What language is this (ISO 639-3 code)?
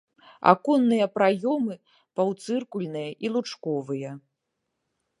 bel